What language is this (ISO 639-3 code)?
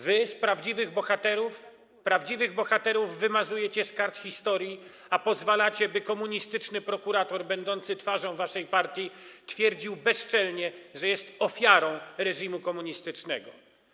pol